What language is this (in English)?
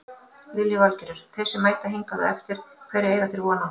Icelandic